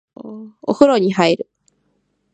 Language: Japanese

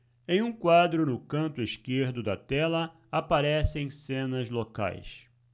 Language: Portuguese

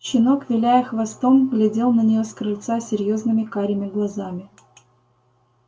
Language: Russian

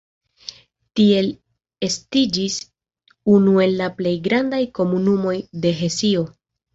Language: Esperanto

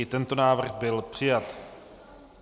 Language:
Czech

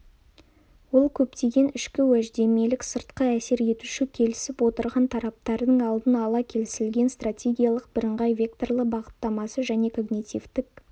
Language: Kazakh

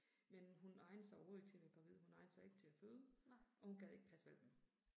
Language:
Danish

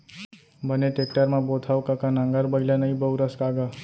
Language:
Chhattisgarhi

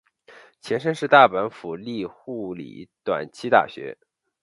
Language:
Chinese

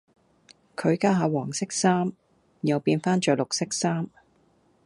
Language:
Cantonese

